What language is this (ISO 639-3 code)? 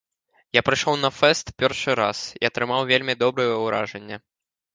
bel